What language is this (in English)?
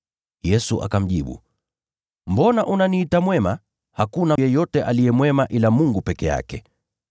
Swahili